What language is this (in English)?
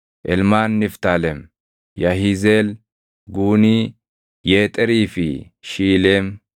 Oromo